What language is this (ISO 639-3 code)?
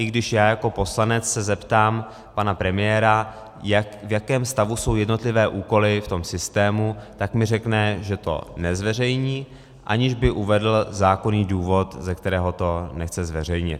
ces